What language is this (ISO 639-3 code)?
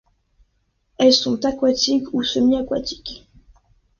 fra